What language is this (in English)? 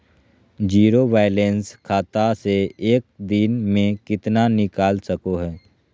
Magahi